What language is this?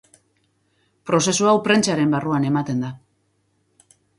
Basque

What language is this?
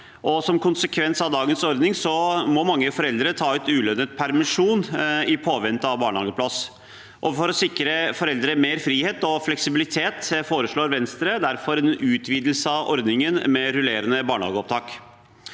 Norwegian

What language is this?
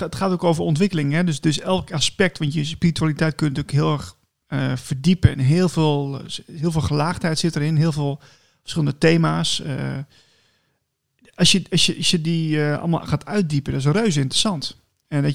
Dutch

